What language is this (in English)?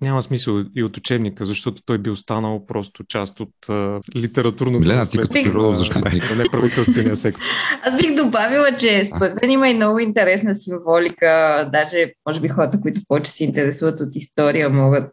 Bulgarian